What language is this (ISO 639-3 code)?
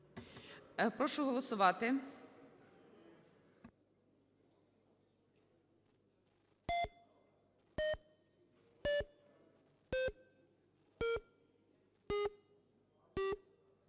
ukr